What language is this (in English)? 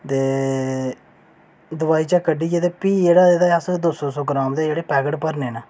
Dogri